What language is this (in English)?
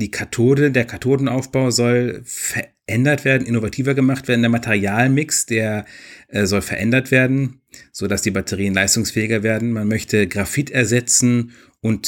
German